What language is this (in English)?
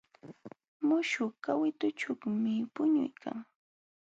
Jauja Wanca Quechua